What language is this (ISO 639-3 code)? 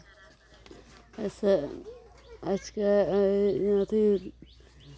mai